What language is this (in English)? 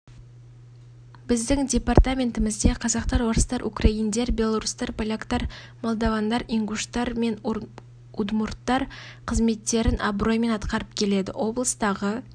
Kazakh